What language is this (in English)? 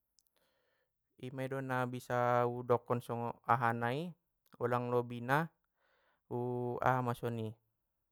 Batak Mandailing